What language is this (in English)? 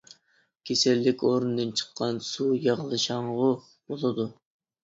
Uyghur